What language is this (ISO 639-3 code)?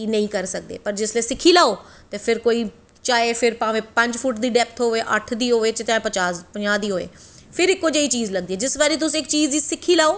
doi